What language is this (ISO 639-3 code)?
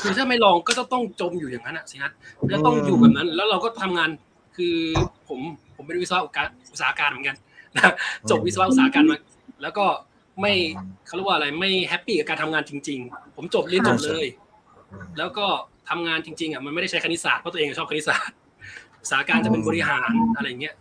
tha